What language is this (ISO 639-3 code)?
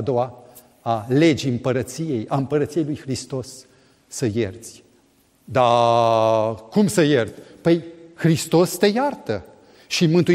ron